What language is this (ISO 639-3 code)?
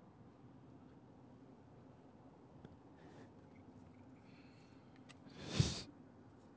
zho